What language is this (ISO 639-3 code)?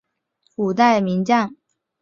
zho